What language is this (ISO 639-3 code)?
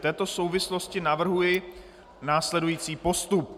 ces